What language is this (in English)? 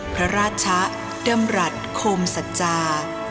Thai